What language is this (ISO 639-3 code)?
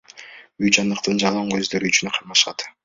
kir